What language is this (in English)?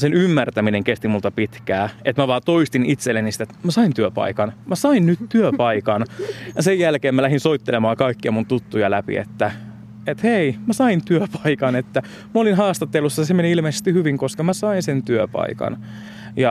Finnish